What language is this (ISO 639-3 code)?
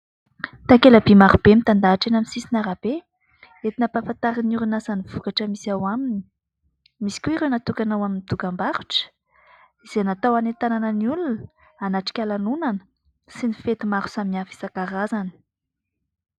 mlg